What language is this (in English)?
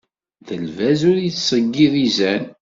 Kabyle